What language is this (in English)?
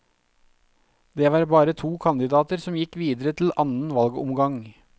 Norwegian